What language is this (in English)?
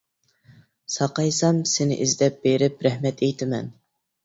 Uyghur